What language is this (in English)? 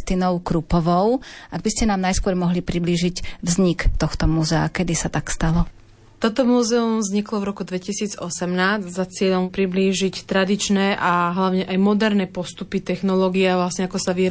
Slovak